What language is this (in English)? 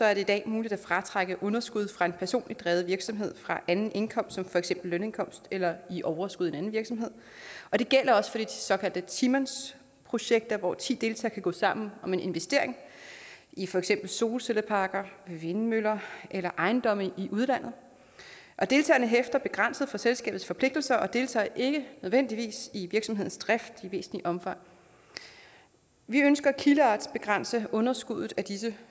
Danish